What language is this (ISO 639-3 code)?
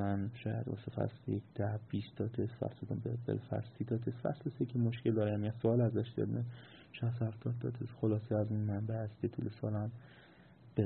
fas